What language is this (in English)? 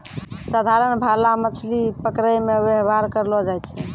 Maithili